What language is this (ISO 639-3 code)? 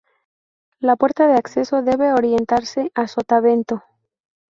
spa